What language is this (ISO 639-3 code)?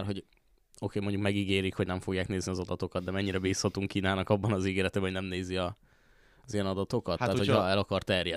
hun